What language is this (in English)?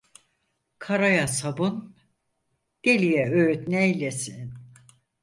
Turkish